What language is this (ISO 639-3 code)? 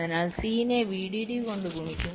mal